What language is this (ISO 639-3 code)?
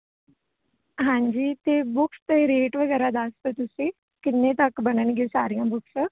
pan